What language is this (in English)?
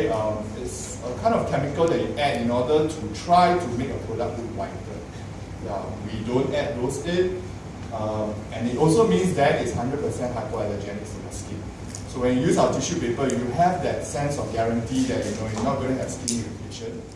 English